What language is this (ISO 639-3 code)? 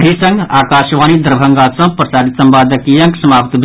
mai